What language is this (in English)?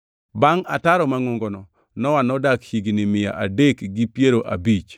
Luo (Kenya and Tanzania)